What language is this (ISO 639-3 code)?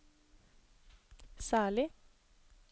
nor